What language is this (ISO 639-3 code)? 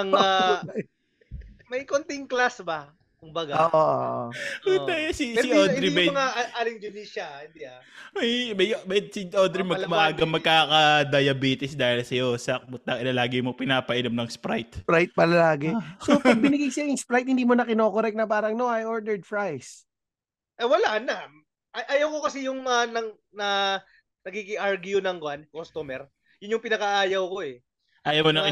fil